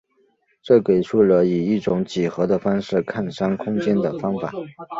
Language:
Chinese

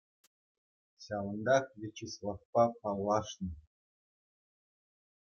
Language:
Chuvash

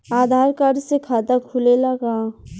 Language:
Bhojpuri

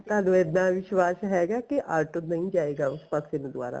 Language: Punjabi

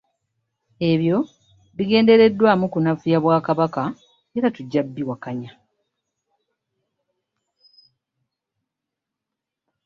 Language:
Ganda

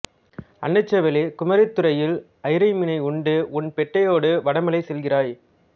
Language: Tamil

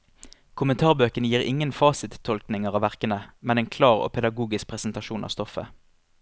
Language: Norwegian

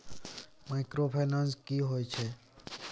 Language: Maithili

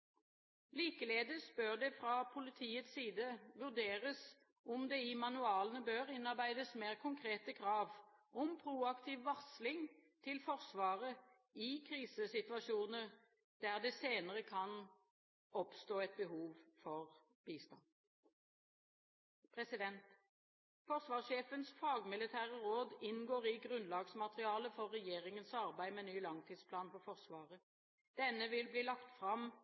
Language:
Norwegian Bokmål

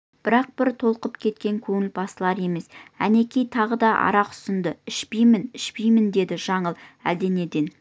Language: Kazakh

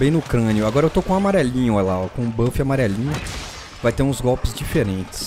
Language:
Portuguese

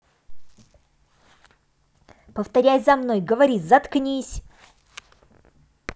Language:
Russian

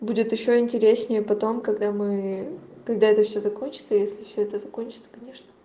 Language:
Russian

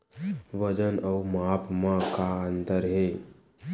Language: Chhattisgarhi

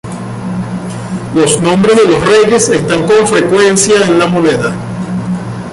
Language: Spanish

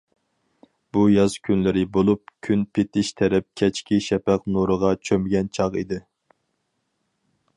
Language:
Uyghur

